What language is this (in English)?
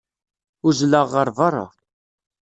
Kabyle